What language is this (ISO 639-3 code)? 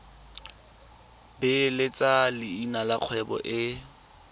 tsn